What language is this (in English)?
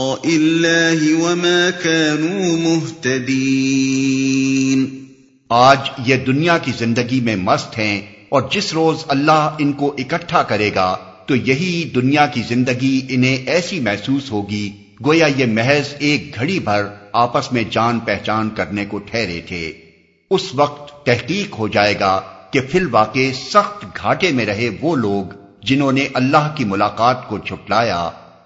Urdu